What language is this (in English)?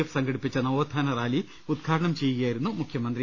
Malayalam